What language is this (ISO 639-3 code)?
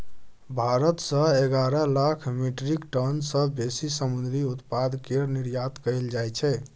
mai